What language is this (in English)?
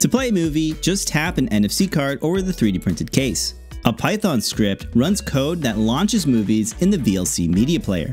English